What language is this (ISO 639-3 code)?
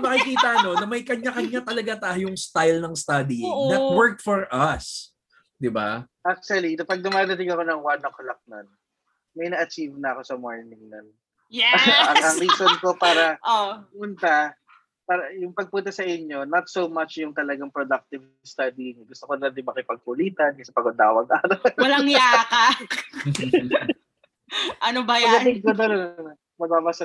fil